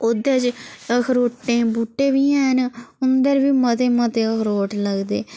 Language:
Dogri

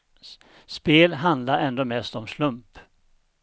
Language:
Swedish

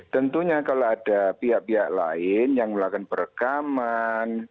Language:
Indonesian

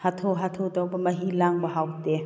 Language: Manipuri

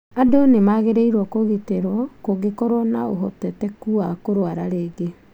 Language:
Kikuyu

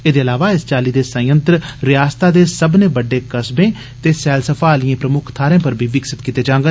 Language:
Dogri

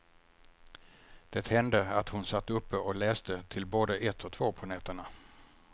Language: Swedish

